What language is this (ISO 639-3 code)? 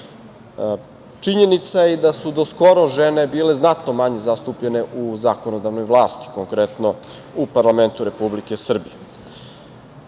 srp